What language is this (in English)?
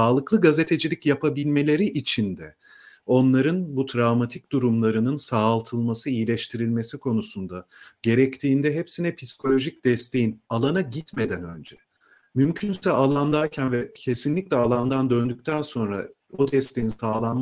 Turkish